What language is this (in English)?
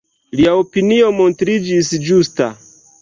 Esperanto